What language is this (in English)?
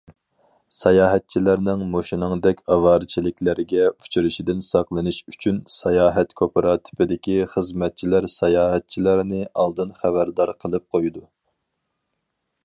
Uyghur